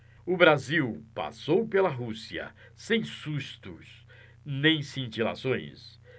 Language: Portuguese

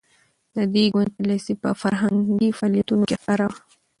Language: Pashto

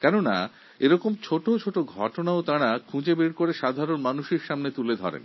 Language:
Bangla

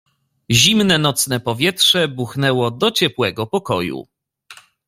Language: Polish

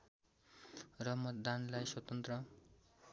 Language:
Nepali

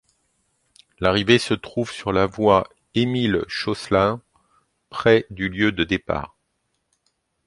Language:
French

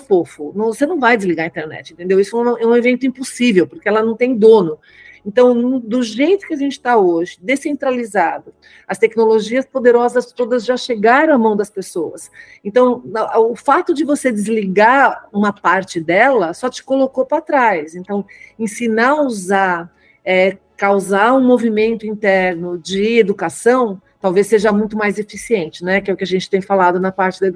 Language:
Portuguese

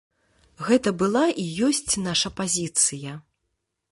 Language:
Belarusian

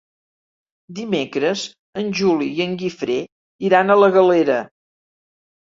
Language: Catalan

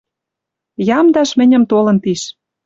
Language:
Western Mari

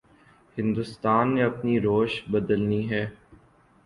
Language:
Urdu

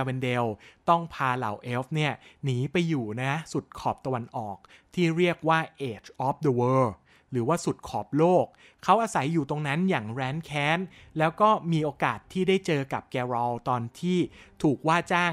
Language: Thai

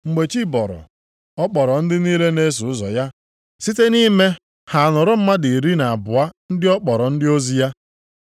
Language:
Igbo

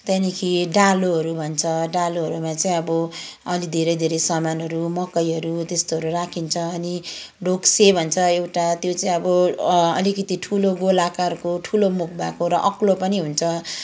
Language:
Nepali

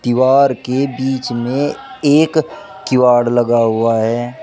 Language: Hindi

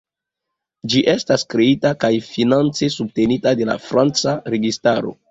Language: Esperanto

